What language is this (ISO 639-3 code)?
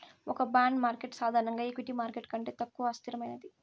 tel